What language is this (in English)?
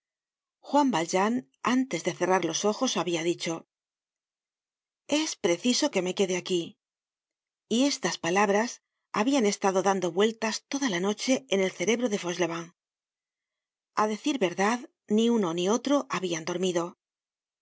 Spanish